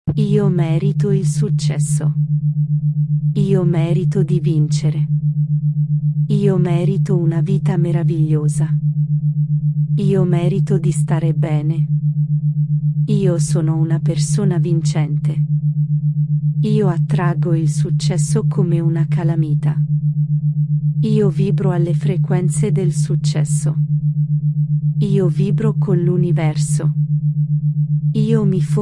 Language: Italian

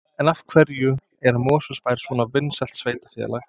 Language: Icelandic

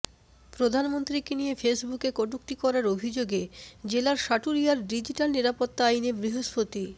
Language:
Bangla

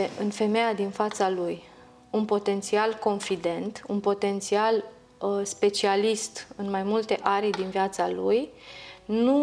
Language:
Romanian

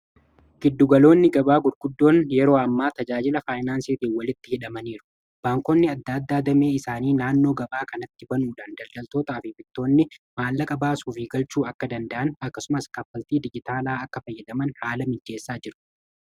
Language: Oromo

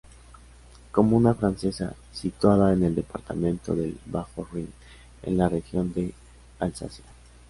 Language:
Spanish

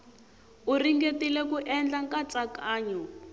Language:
Tsonga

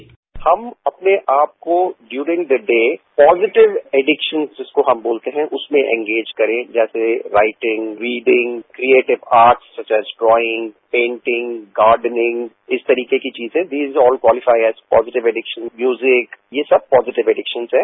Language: Hindi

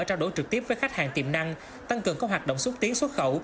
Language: Vietnamese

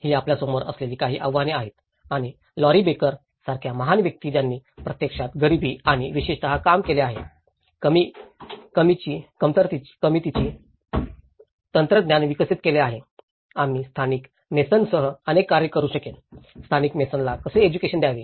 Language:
Marathi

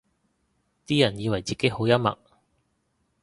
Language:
Cantonese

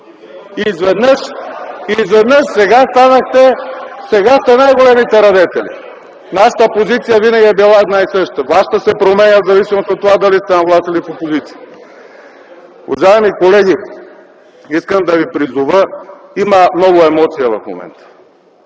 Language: Bulgarian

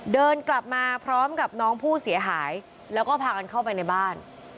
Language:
Thai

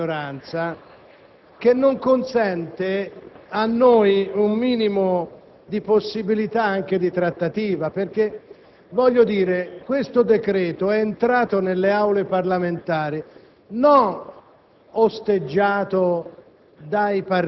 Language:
Italian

